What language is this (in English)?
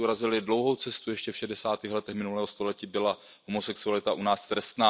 Czech